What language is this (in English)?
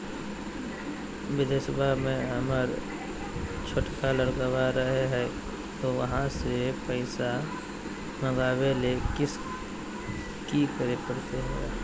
Magahi